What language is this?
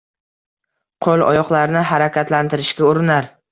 Uzbek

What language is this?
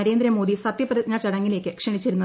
Malayalam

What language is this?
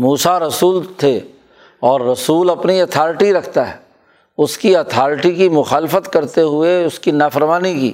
Urdu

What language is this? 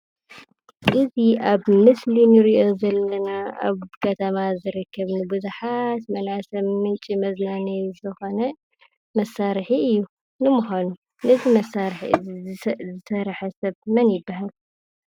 Tigrinya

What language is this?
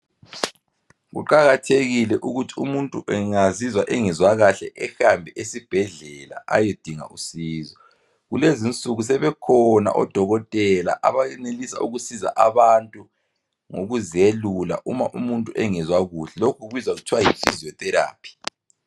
North Ndebele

